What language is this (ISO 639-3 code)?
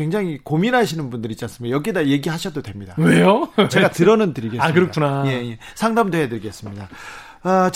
kor